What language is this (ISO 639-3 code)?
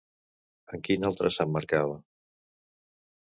cat